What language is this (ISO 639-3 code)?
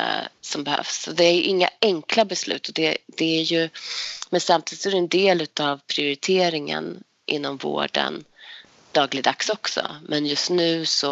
swe